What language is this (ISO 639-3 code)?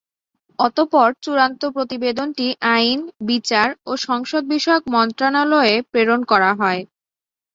ben